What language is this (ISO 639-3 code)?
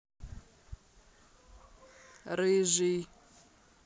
rus